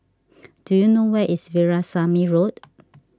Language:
English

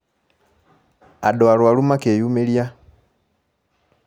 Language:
Kikuyu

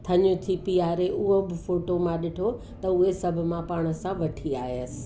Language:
Sindhi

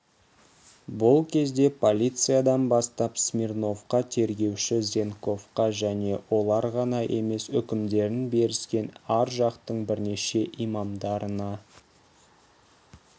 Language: Kazakh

